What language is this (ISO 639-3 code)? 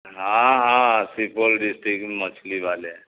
urd